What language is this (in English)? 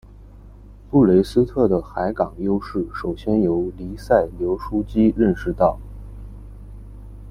Chinese